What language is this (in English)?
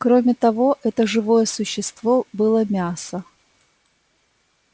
Russian